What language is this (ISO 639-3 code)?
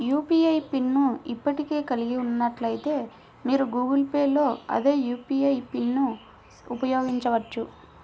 tel